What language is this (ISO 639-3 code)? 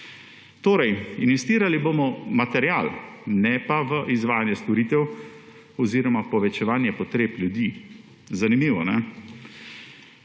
slv